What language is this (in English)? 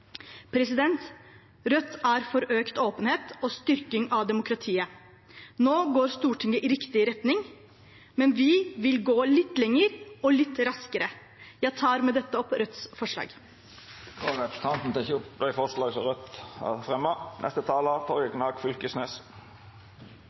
Norwegian